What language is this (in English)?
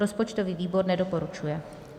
Czech